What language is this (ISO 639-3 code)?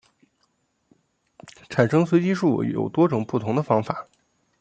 zho